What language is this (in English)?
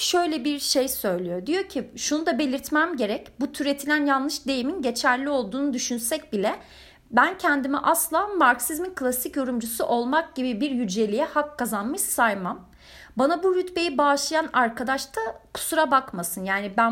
Turkish